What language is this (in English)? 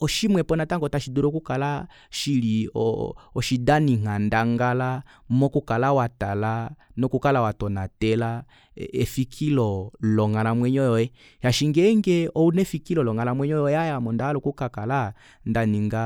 Kuanyama